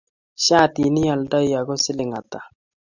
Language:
Kalenjin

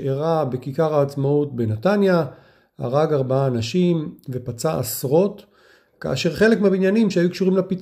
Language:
Hebrew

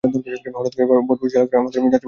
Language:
Bangla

